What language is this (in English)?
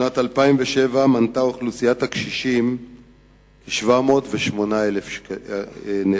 Hebrew